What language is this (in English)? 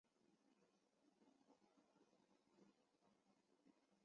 Chinese